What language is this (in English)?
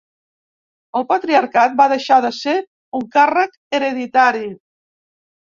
Catalan